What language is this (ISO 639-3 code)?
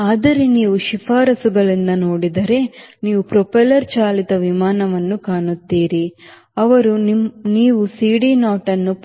kan